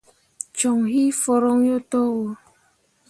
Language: Mundang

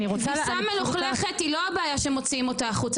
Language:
Hebrew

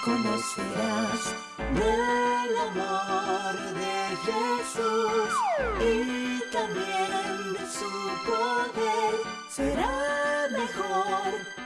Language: Spanish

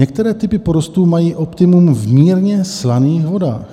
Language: Czech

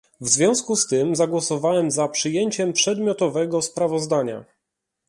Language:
Polish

